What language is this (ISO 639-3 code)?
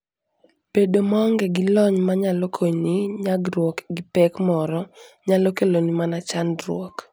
luo